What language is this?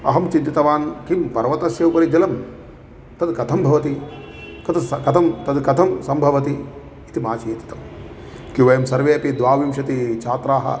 Sanskrit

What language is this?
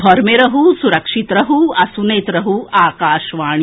Maithili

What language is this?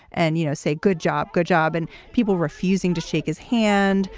English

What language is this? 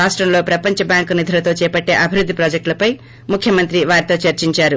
Telugu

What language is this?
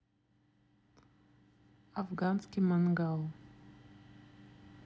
Russian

